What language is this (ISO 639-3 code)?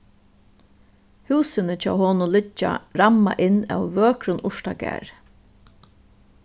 fao